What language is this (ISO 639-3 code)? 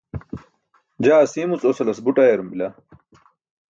bsk